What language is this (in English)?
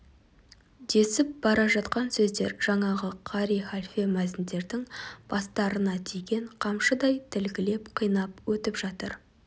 Kazakh